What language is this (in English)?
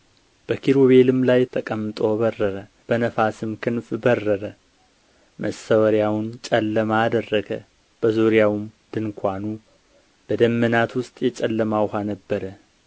Amharic